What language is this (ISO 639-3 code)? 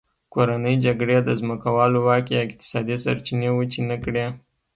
pus